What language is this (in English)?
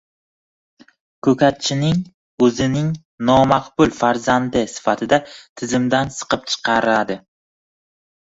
Uzbek